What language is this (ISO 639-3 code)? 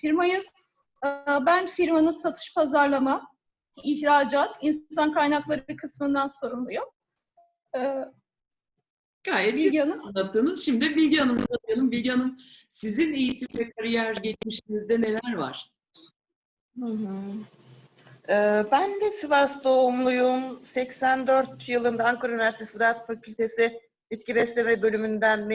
tur